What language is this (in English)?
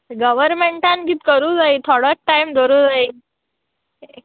Konkani